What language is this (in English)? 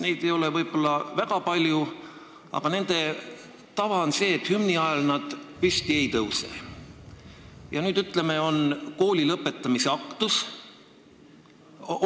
Estonian